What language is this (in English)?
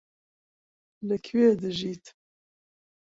Central Kurdish